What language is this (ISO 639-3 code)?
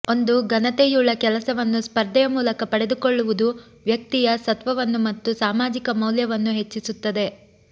kan